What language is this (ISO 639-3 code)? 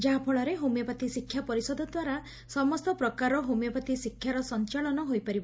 ori